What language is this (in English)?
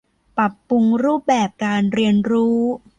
Thai